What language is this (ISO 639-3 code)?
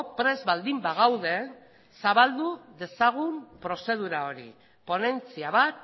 eus